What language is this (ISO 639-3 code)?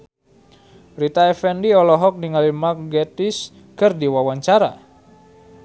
sun